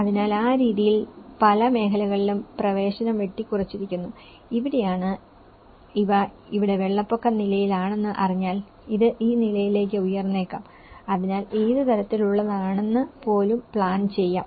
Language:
Malayalam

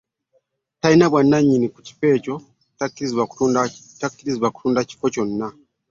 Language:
Ganda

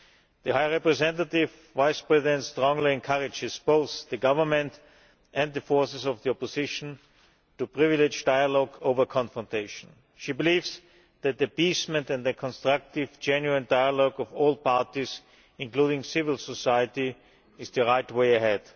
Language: English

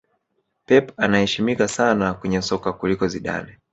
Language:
Swahili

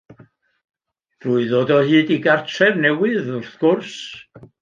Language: Welsh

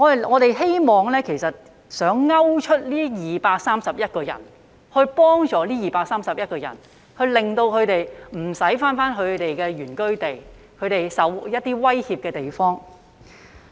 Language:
Cantonese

